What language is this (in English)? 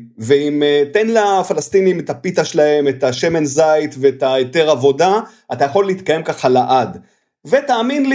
Hebrew